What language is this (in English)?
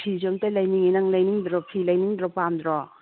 Manipuri